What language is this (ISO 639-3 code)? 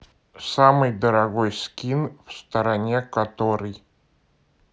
rus